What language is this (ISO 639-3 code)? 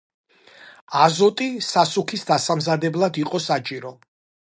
kat